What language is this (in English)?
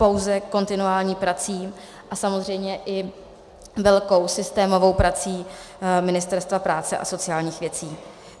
Czech